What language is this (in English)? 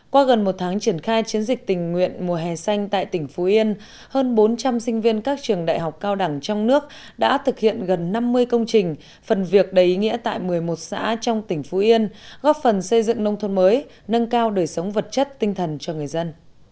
Vietnamese